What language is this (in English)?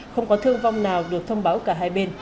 Vietnamese